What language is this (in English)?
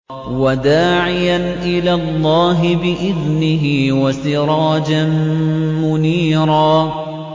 Arabic